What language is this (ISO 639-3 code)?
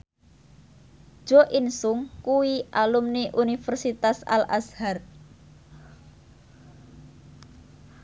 jav